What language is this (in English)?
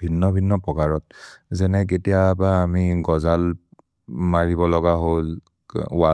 Maria (India)